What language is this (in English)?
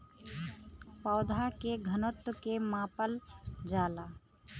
Bhojpuri